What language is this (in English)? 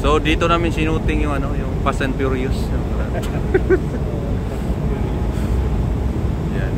Filipino